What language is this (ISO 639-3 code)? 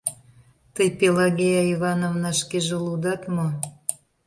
chm